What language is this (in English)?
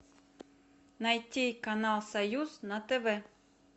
Russian